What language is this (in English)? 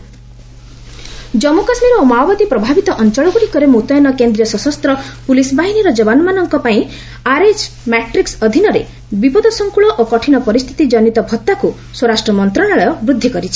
Odia